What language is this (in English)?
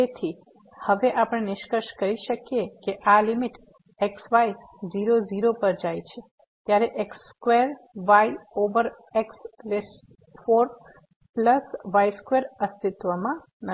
Gujarati